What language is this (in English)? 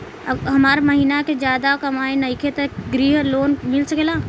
Bhojpuri